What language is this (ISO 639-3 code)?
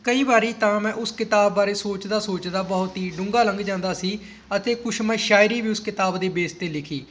pan